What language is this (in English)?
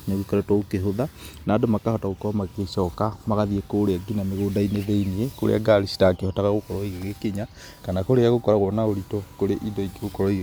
Kikuyu